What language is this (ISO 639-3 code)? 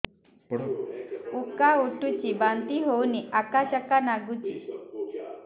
ori